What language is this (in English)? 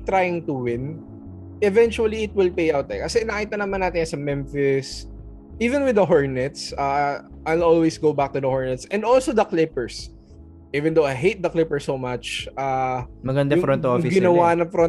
Filipino